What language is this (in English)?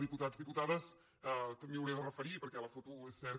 Catalan